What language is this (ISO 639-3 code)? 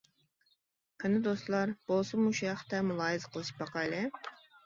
uig